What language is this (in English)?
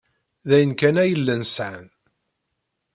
Kabyle